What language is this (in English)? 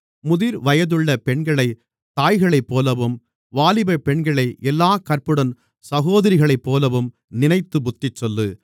Tamil